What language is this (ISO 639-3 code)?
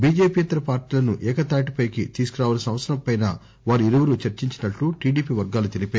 tel